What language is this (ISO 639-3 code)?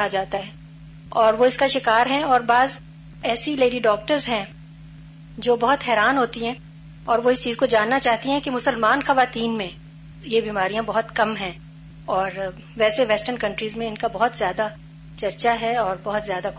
urd